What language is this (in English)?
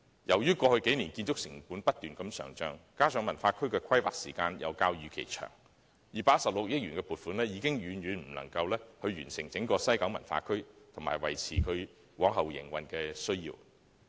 Cantonese